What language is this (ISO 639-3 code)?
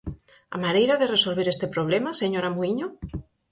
glg